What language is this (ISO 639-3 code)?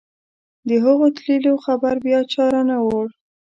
pus